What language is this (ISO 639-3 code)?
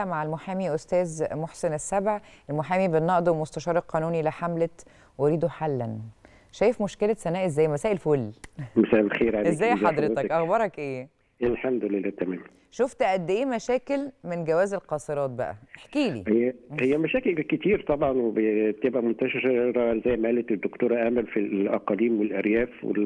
ara